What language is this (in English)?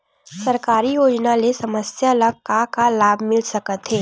Chhattisgarhi